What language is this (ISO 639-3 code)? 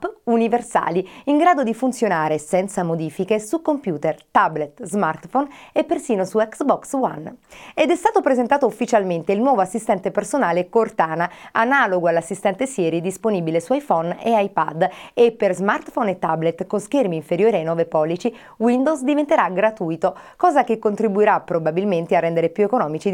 ita